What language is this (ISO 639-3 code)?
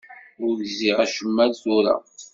kab